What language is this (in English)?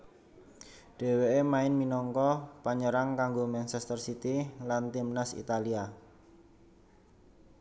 Javanese